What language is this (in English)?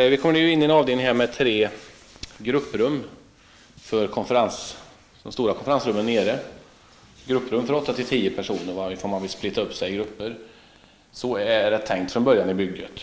Swedish